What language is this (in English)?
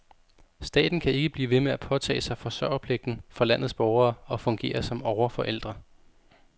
Danish